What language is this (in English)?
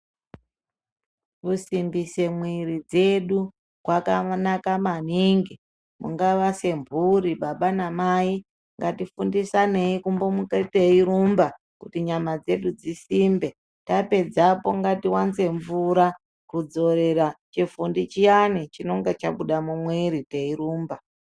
Ndau